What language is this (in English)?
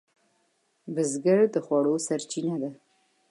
Pashto